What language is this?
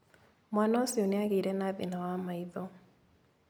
Kikuyu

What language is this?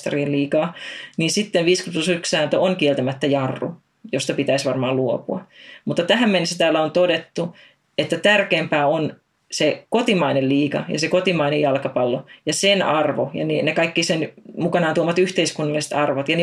Finnish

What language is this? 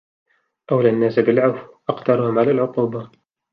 Arabic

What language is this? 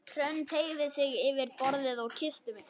Icelandic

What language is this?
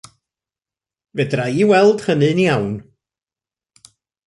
Welsh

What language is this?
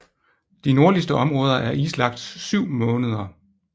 Danish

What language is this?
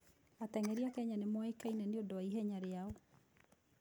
Kikuyu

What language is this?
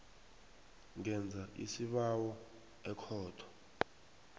South Ndebele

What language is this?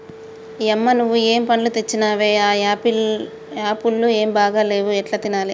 Telugu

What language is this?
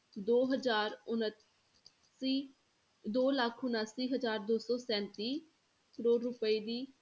Punjabi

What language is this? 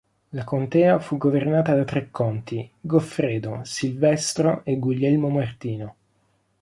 Italian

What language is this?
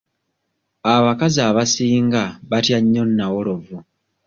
Ganda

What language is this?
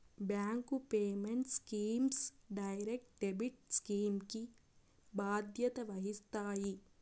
Telugu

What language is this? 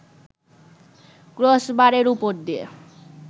Bangla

